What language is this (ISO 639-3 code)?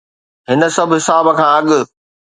snd